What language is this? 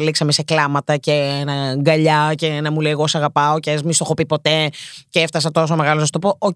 Greek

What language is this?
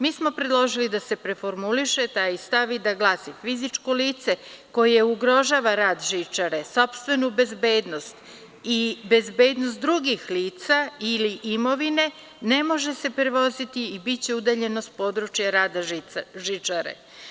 Serbian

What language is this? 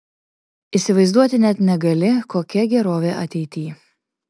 Lithuanian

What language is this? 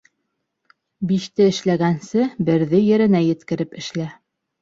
Bashkir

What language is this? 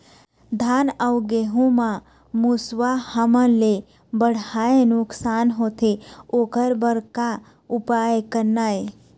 Chhattisgarhi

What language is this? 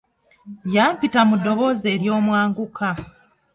Ganda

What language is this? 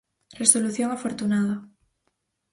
Galician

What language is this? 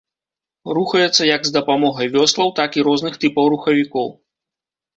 Belarusian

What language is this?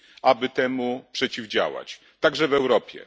Polish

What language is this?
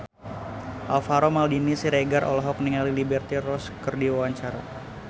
Sundanese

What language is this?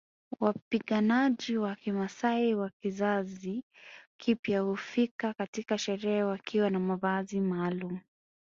Swahili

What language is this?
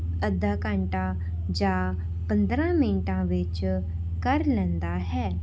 Punjabi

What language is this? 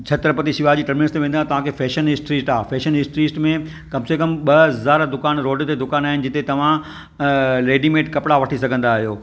Sindhi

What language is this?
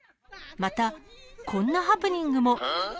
Japanese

